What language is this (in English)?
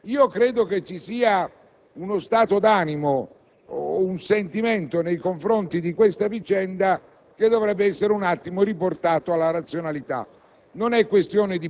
Italian